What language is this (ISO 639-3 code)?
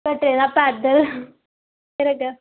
doi